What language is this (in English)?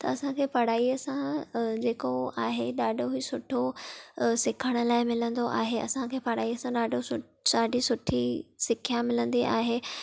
Sindhi